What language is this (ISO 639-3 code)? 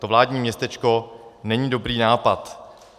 ces